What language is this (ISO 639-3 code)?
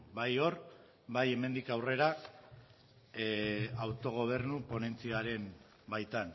eus